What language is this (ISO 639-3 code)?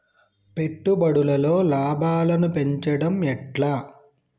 tel